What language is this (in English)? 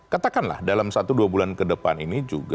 Indonesian